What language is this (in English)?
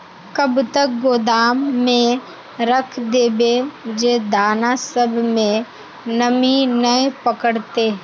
Magahi